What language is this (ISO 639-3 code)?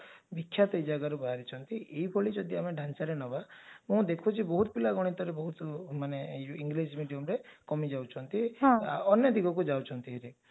ori